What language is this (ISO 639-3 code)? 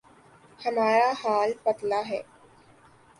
urd